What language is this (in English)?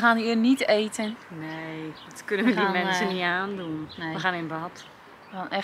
Dutch